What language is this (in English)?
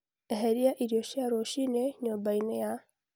Kikuyu